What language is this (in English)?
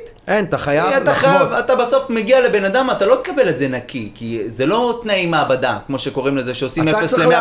Hebrew